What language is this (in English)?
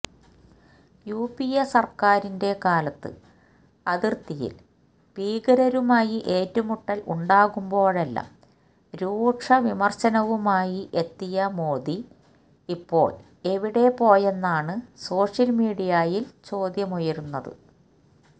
Malayalam